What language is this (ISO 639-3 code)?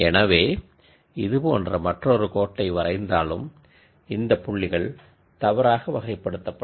tam